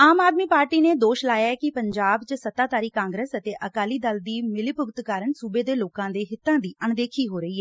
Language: Punjabi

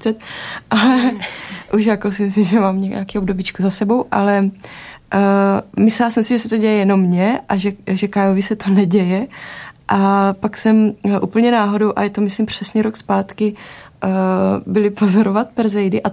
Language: Czech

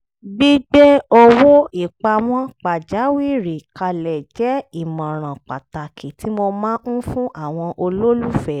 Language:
Yoruba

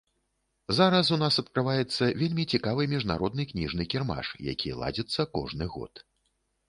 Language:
Belarusian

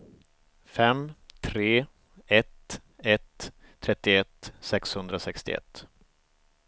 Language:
Swedish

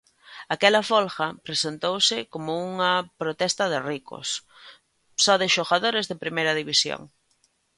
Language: Galician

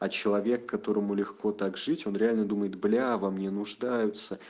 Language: Russian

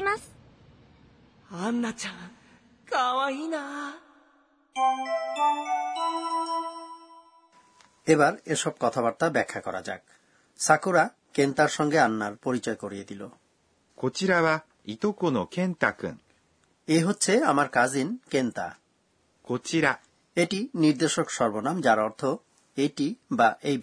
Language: Bangla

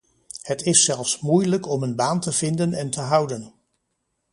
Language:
Dutch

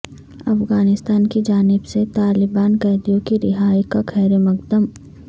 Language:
Urdu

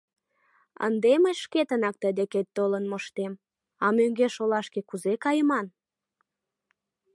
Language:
Mari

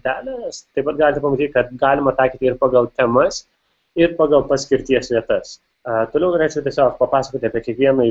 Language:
Lithuanian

